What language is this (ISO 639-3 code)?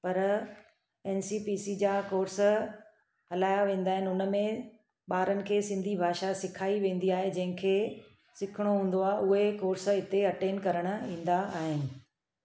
snd